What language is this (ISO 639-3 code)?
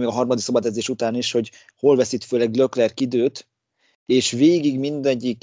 hun